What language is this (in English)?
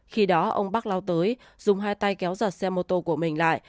Vietnamese